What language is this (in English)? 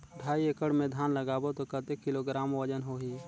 Chhattisgarhi